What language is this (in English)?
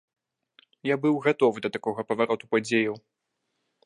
Belarusian